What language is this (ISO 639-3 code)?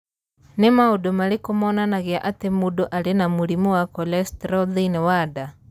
kik